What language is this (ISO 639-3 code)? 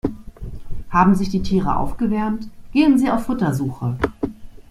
deu